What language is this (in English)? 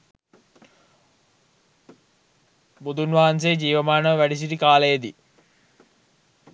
Sinhala